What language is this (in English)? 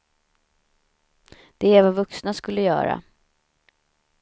Swedish